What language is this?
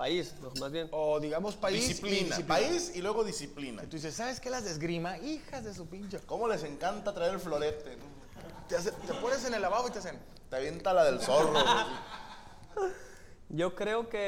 Spanish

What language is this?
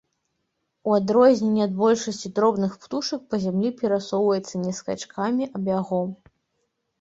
Belarusian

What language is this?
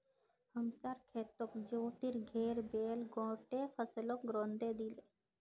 Magahi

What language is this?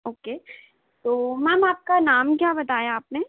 Hindi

